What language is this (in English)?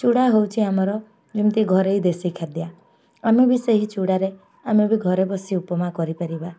Odia